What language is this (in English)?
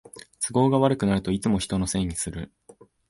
Japanese